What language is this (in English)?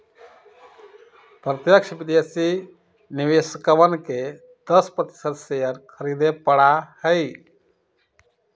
Magahi